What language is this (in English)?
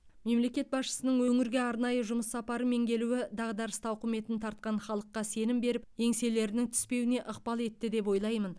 Kazakh